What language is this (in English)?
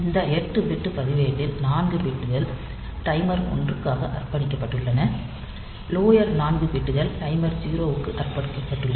Tamil